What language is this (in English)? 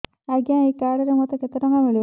Odia